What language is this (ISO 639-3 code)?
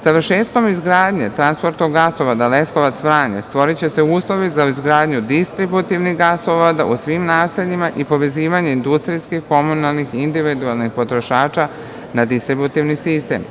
srp